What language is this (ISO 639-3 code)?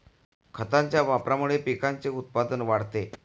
mar